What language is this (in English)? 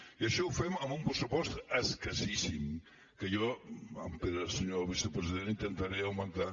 Catalan